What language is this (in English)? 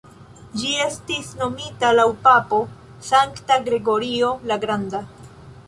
Esperanto